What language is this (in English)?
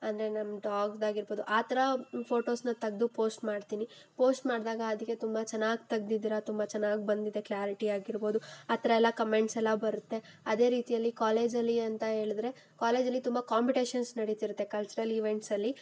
Kannada